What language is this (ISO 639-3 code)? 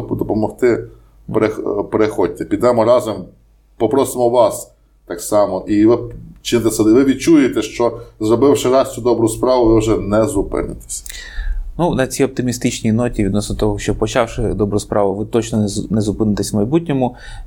ukr